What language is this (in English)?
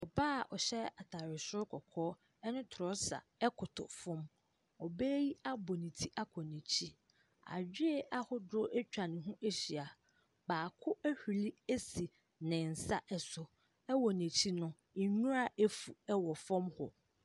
Akan